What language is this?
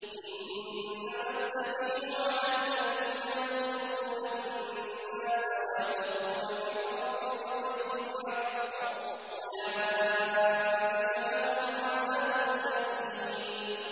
Arabic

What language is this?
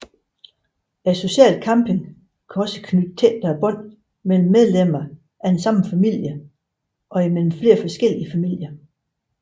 Danish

